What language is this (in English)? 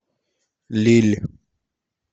Russian